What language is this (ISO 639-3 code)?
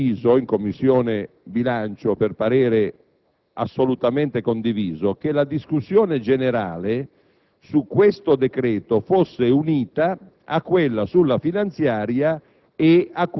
ita